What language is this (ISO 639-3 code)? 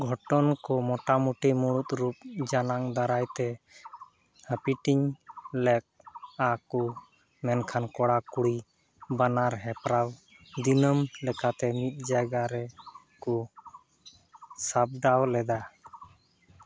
sat